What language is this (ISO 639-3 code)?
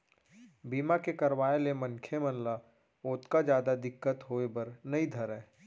hne